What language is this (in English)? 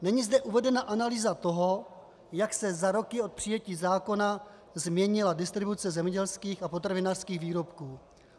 Czech